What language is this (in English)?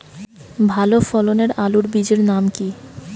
Bangla